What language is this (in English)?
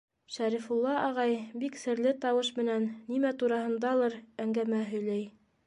Bashkir